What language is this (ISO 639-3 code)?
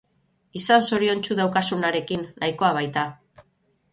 eus